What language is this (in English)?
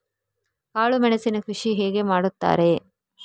Kannada